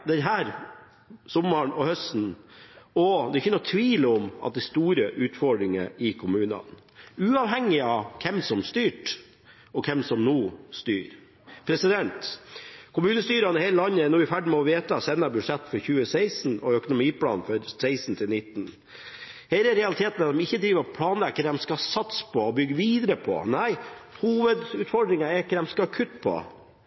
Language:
Norwegian Bokmål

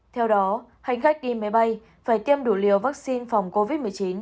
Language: Vietnamese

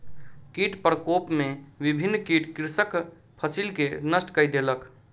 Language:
Maithili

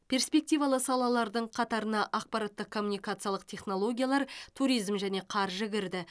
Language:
Kazakh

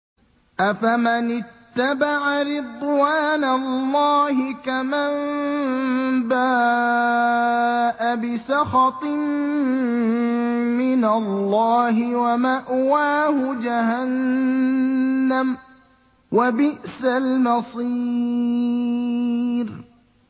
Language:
Arabic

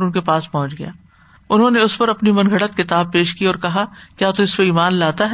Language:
Urdu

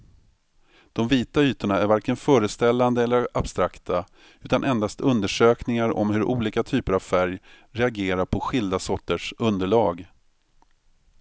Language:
Swedish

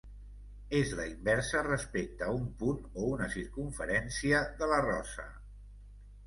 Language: Catalan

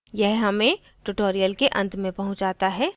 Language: Hindi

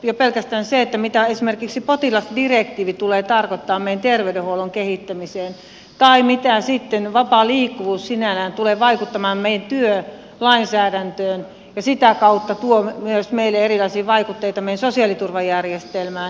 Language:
Finnish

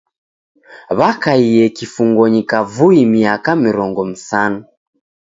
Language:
Taita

